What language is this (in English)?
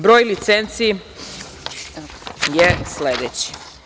Serbian